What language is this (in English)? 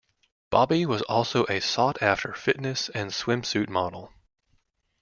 English